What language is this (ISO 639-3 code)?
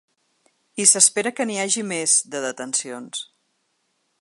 cat